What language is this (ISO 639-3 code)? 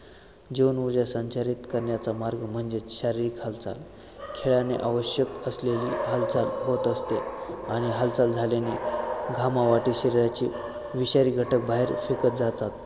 mar